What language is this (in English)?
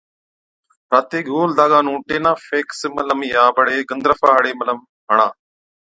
Od